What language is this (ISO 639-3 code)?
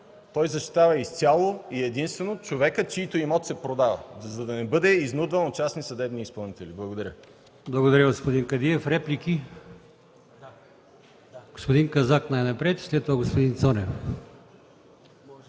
bul